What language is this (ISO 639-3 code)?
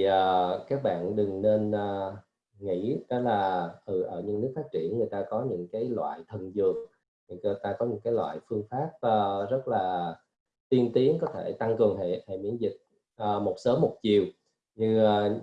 vie